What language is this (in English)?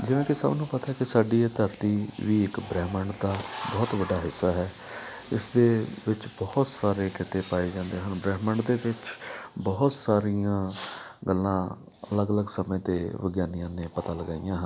Punjabi